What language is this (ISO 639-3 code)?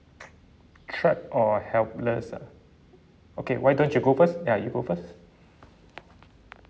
eng